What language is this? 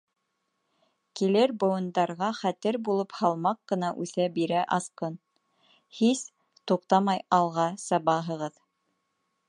Bashkir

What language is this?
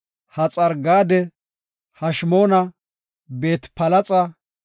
Gofa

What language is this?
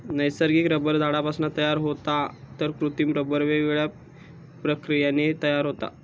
Marathi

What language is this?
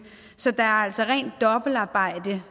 Danish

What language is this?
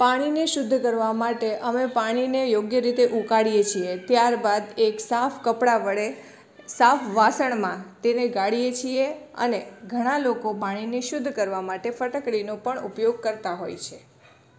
Gujarati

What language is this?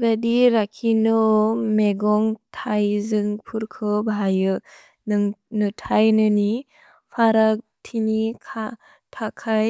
Bodo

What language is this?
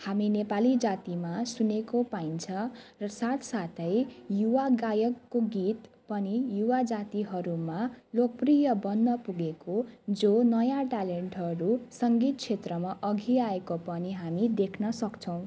Nepali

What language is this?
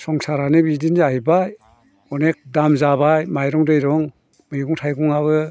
Bodo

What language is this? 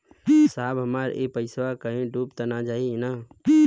Bhojpuri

